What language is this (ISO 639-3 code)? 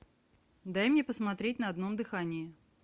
rus